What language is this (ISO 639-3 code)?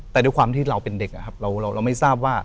tha